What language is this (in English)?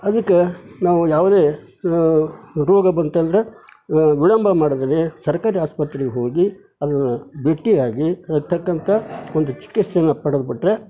Kannada